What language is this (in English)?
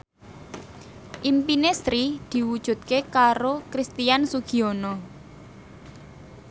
Javanese